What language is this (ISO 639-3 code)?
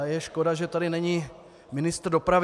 ces